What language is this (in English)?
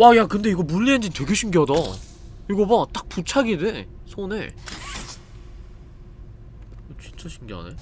Korean